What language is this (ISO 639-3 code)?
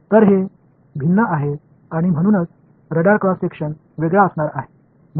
tam